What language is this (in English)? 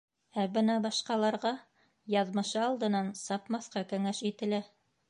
Bashkir